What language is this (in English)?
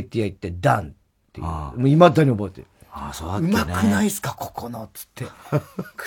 Japanese